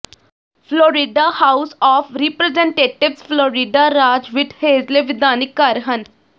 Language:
Punjabi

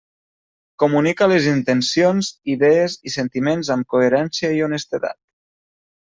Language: Catalan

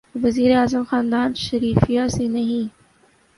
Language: Urdu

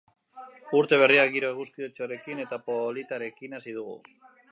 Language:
Basque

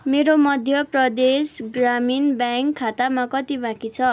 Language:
Nepali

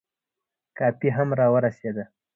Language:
Pashto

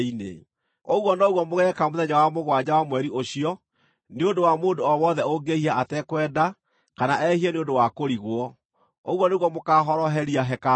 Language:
Kikuyu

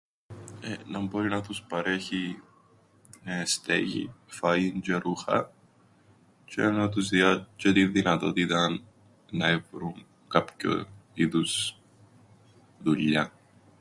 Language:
Greek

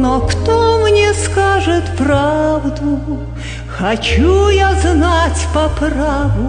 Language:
Russian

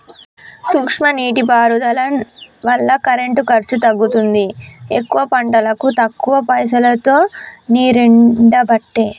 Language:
Telugu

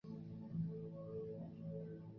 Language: Chinese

